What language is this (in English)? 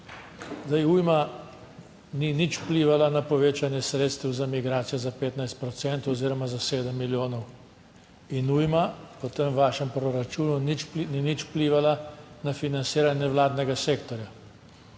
Slovenian